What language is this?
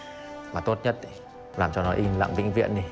Vietnamese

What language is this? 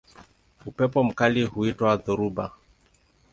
Swahili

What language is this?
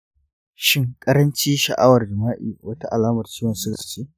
Hausa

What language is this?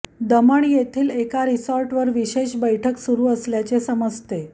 Marathi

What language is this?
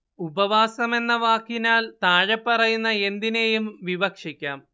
Malayalam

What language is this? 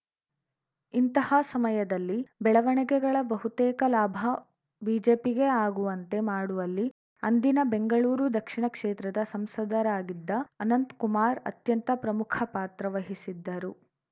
Kannada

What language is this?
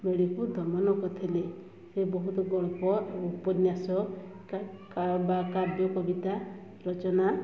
Odia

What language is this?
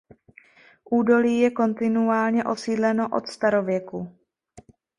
Czech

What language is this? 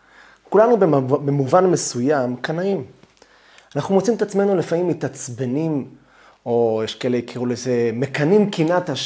Hebrew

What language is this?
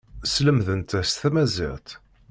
Kabyle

